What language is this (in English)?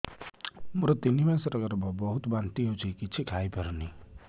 Odia